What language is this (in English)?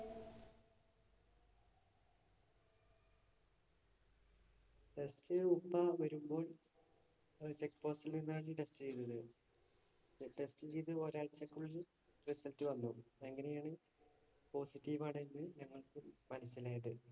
Malayalam